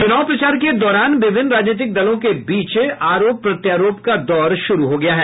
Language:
Hindi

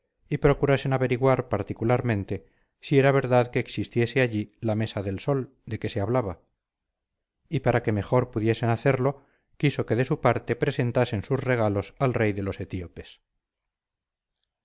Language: Spanish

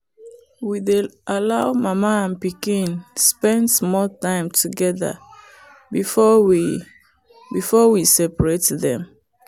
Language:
Nigerian Pidgin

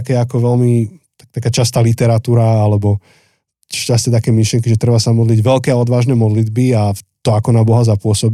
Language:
Slovak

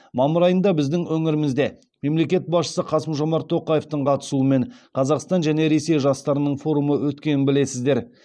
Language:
Kazakh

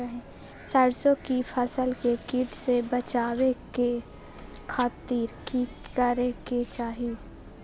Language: Magahi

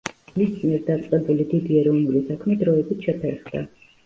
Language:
Georgian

